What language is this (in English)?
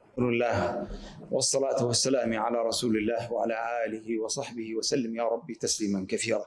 Arabic